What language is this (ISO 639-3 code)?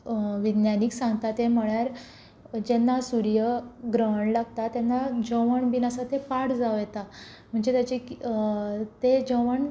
kok